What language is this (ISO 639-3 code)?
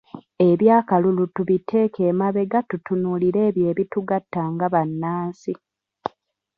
lug